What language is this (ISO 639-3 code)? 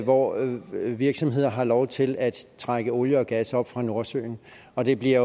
dan